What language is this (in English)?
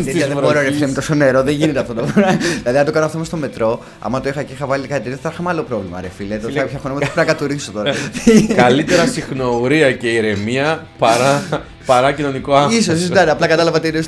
Greek